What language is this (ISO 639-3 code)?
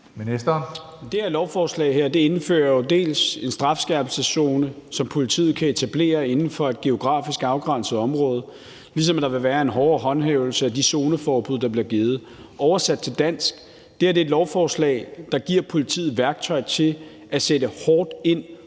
dan